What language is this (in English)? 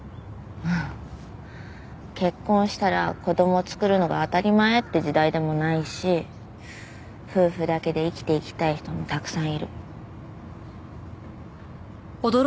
Japanese